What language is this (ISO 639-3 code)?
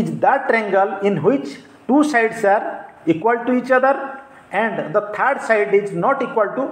hin